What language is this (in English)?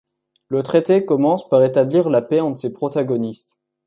French